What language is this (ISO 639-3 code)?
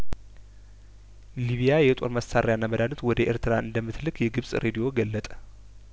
amh